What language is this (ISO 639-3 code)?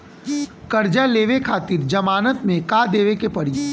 bho